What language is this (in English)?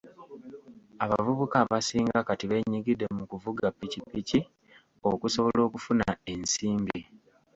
Ganda